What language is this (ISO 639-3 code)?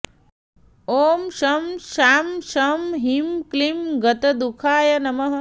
san